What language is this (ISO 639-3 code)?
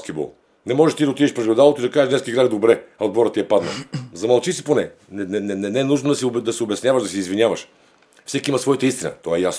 bul